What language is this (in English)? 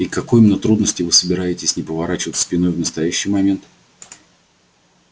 Russian